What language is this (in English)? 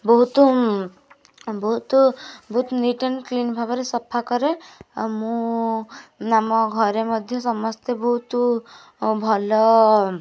Odia